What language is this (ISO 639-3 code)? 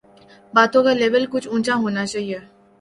urd